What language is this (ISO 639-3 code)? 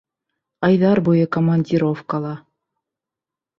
bak